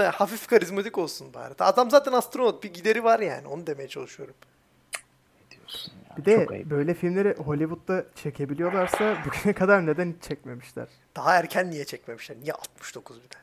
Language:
Turkish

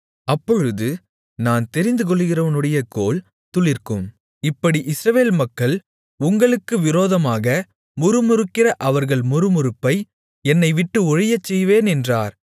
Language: Tamil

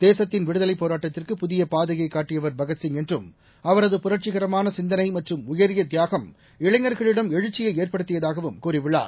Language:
Tamil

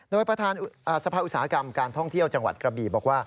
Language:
Thai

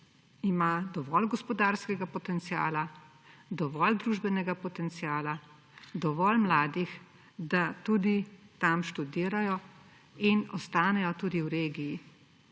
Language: Slovenian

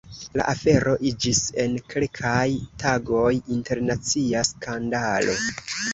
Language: Esperanto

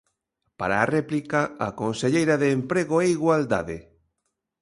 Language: Galician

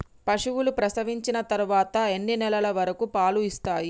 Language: Telugu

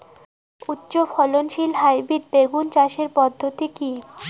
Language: Bangla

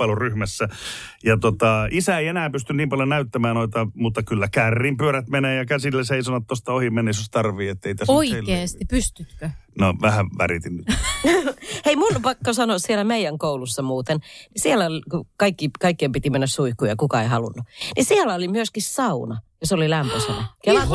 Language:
Finnish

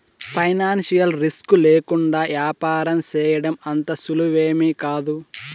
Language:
Telugu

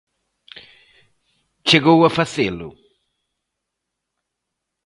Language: Galician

